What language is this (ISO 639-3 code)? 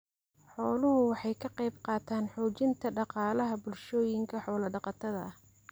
som